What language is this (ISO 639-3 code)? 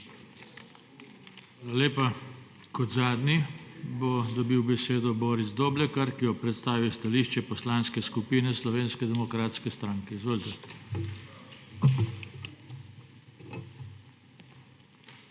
slv